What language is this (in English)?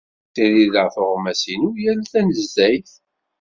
Kabyle